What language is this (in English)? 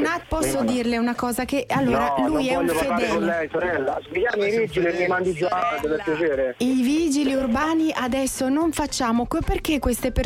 Italian